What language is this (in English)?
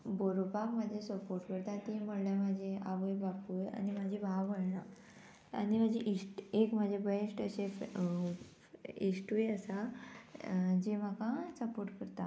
Konkani